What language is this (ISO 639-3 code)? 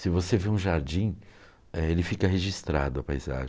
por